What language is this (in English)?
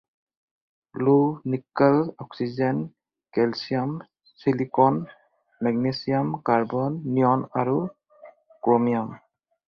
Assamese